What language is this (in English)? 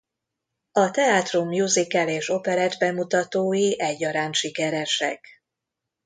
Hungarian